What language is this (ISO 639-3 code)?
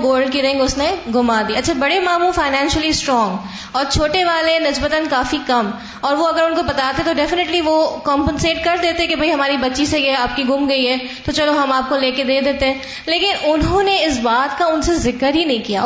urd